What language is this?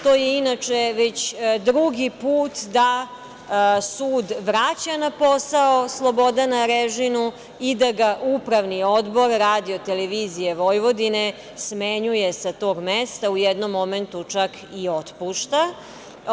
Serbian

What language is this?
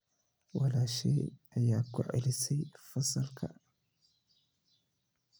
Somali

